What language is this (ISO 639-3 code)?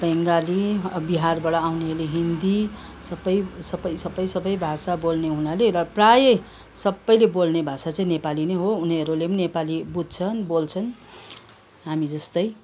nep